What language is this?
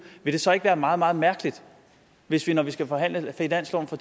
Danish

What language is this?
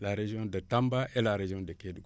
Wolof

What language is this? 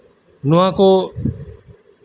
Santali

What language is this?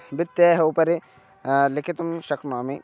Sanskrit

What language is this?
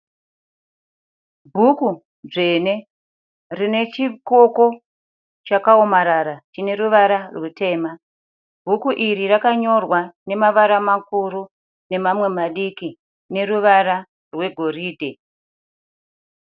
Shona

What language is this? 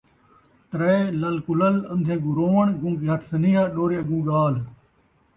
Saraiki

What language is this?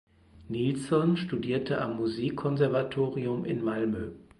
German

